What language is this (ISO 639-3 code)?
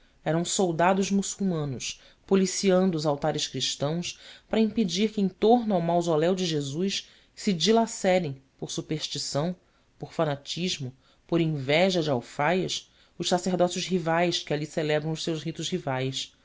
por